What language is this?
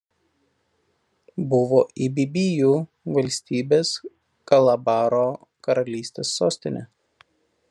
Lithuanian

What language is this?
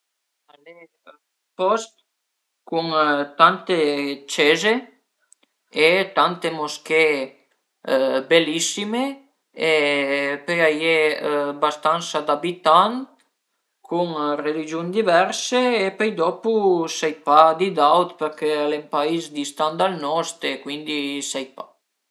Piedmontese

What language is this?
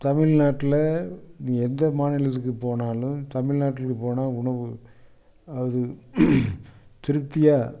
Tamil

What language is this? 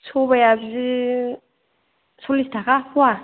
Bodo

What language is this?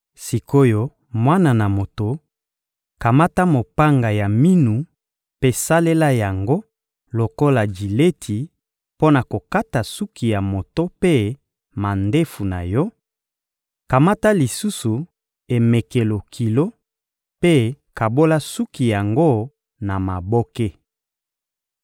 Lingala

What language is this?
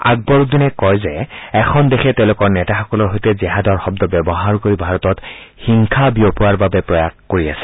Assamese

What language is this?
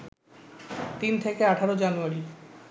Bangla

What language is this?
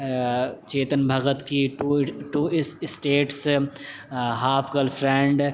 Urdu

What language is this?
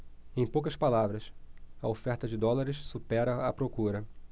Portuguese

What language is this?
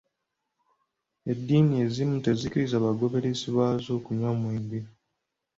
Ganda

